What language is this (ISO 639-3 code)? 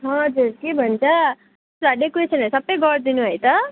nep